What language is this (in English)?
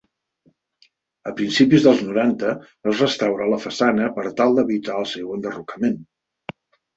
Catalan